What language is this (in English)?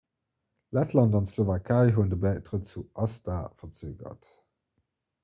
Luxembourgish